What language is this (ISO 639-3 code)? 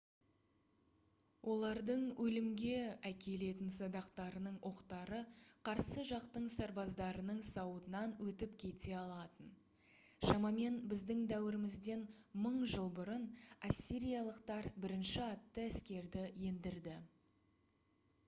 kaz